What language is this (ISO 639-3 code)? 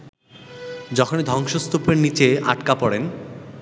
ben